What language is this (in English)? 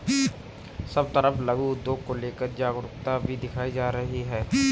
Hindi